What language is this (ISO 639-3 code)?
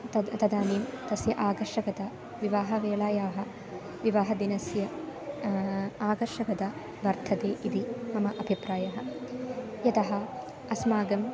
san